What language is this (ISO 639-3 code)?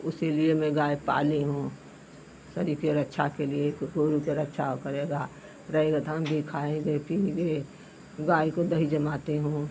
hin